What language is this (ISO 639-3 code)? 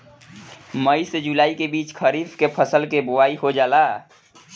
bho